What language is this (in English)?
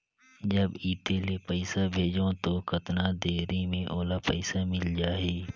Chhattisgarhi